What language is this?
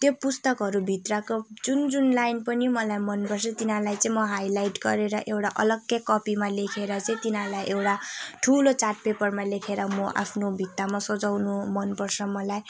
Nepali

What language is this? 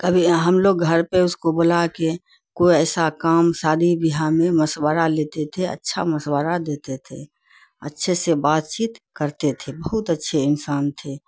Urdu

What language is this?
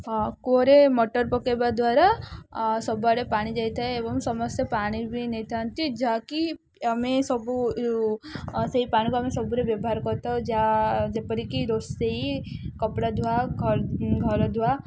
Odia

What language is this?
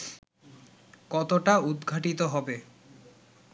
Bangla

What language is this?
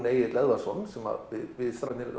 Icelandic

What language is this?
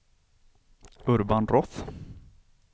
Swedish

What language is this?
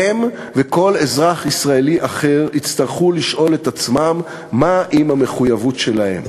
Hebrew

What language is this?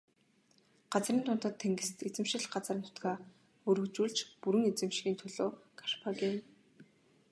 Mongolian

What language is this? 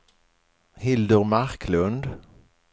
Swedish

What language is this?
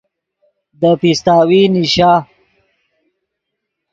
Yidgha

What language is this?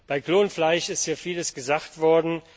German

